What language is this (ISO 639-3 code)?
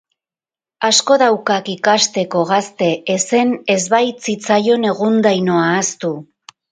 eus